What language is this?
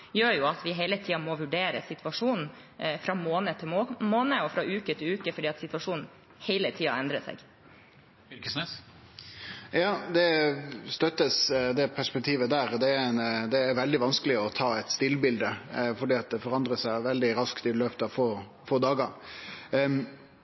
Norwegian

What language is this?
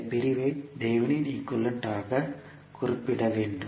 Tamil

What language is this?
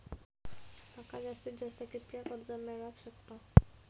Marathi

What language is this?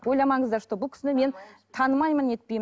Kazakh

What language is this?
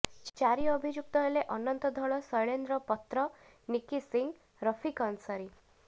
Odia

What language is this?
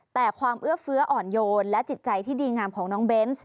Thai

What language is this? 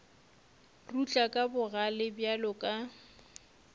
Northern Sotho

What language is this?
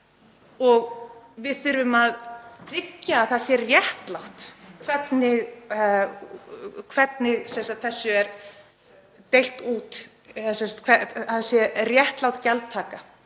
Icelandic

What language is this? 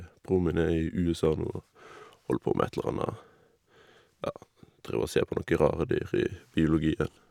Norwegian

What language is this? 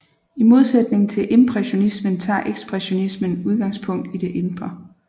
Danish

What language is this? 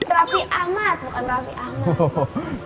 Indonesian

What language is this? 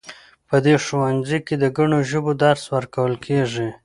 Pashto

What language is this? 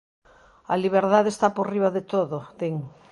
Galician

